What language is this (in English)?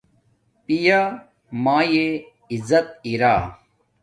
Domaaki